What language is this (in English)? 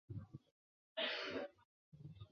Chinese